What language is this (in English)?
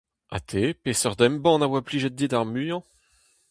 Breton